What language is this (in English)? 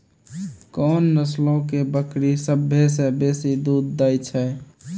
Maithili